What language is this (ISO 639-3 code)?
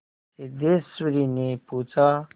hin